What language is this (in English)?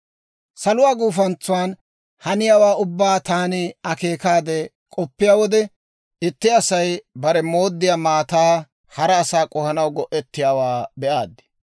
Dawro